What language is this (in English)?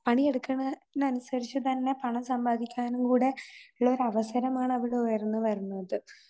Malayalam